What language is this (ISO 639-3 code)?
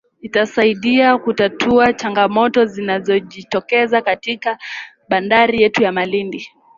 swa